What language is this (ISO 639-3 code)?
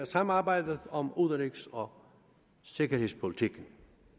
dan